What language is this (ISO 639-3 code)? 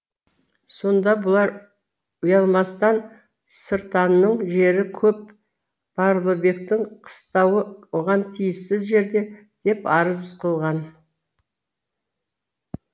kaz